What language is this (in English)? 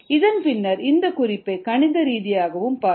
Tamil